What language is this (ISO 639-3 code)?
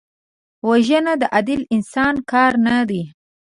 pus